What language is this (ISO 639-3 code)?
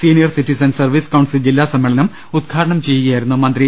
mal